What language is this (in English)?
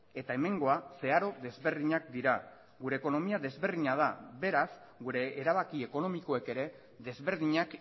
Basque